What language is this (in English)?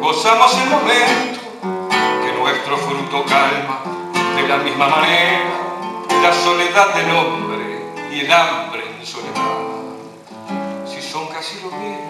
Spanish